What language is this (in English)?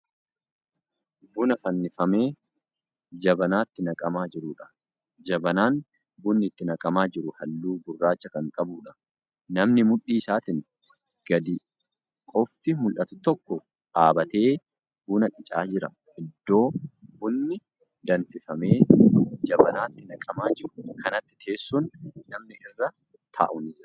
Oromo